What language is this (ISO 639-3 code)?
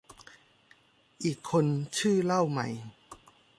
tha